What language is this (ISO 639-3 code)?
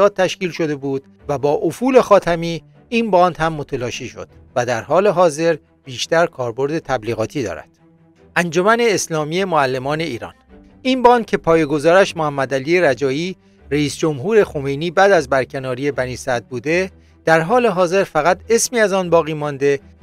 fas